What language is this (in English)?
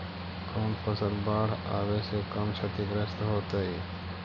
Magahi